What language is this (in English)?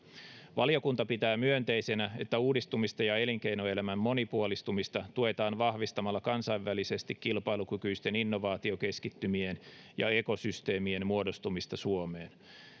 Finnish